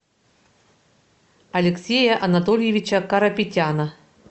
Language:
Russian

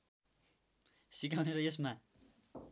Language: Nepali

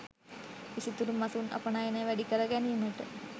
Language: Sinhala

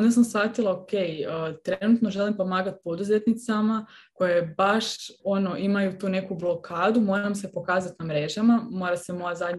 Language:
Croatian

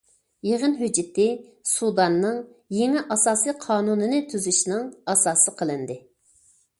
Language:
Uyghur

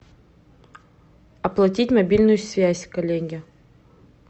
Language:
Russian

